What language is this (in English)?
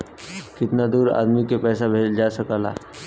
Bhojpuri